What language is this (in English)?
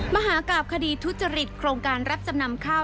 Thai